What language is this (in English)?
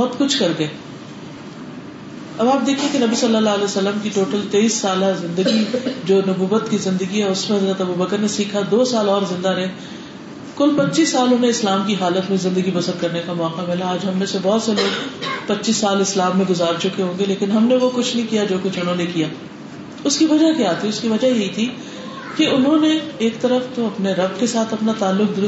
Urdu